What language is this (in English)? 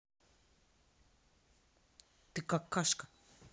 Russian